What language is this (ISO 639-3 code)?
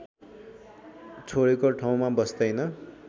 nep